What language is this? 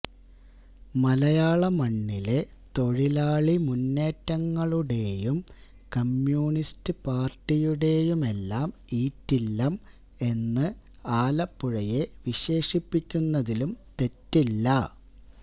Malayalam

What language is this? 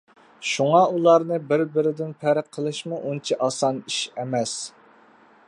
Uyghur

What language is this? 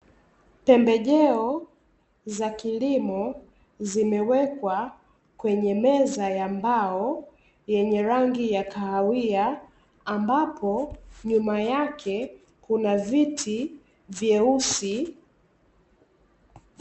Swahili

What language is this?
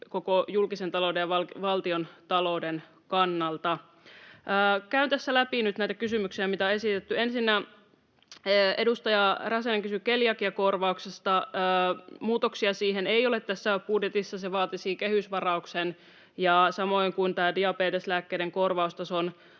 Finnish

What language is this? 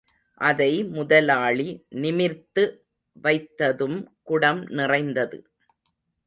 Tamil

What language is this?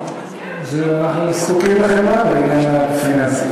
Hebrew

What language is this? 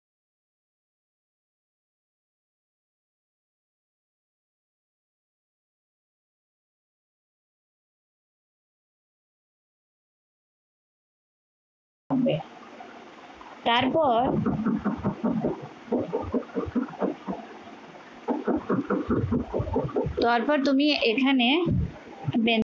Bangla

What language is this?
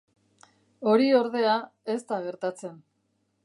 Basque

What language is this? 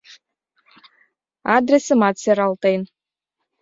Mari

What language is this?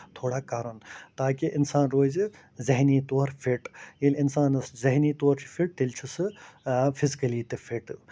Kashmiri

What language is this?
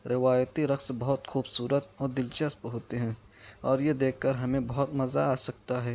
Urdu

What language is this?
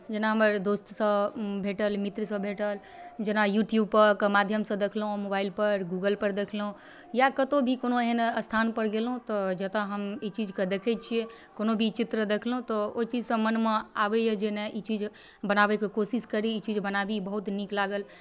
Maithili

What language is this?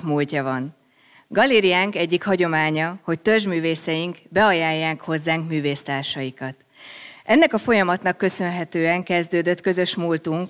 Hungarian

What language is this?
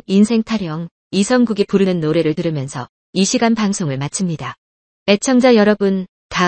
Korean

